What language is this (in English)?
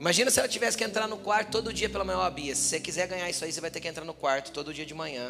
Portuguese